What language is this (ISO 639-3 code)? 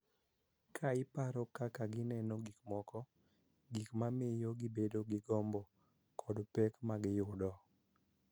luo